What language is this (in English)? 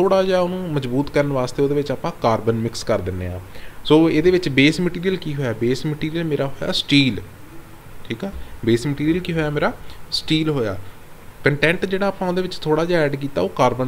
Hindi